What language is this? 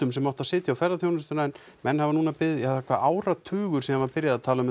Icelandic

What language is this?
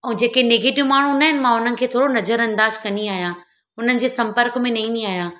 Sindhi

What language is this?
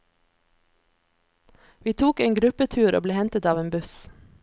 Norwegian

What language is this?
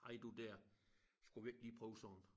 Danish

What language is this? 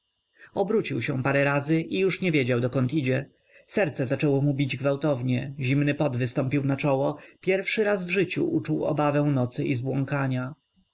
Polish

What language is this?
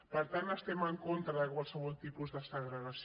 Catalan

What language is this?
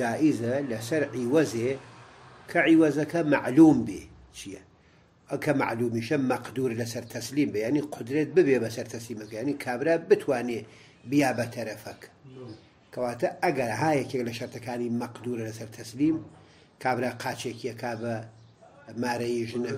Arabic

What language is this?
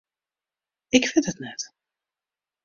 Western Frisian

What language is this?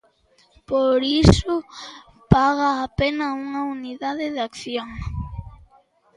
Galician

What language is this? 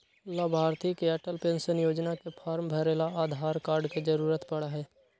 Magahi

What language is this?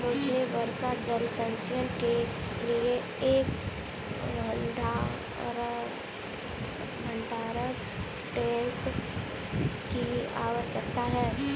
Hindi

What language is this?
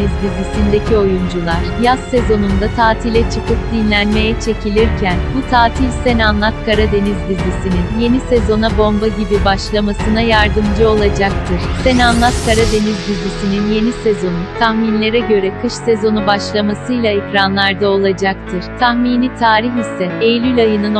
Turkish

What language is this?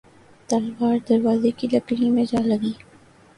Urdu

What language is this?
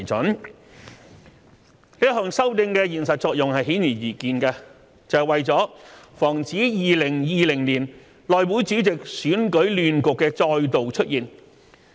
Cantonese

